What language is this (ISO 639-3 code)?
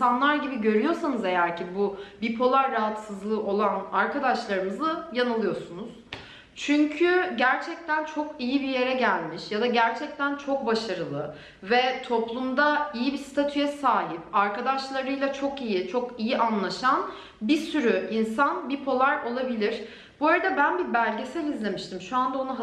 tur